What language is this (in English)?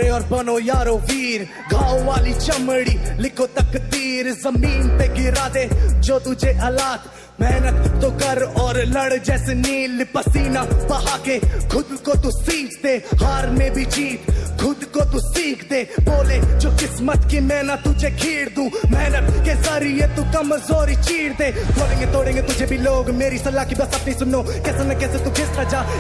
Italian